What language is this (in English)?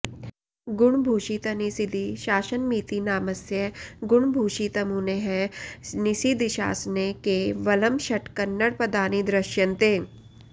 Sanskrit